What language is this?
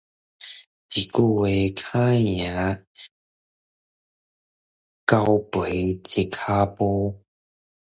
Min Nan Chinese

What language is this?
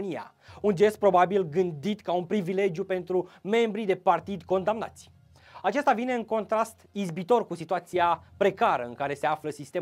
Romanian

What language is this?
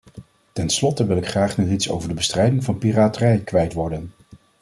Dutch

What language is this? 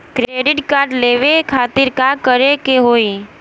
Bhojpuri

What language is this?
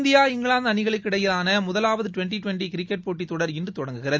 Tamil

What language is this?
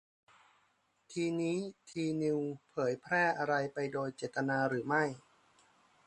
Thai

